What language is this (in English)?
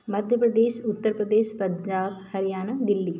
Hindi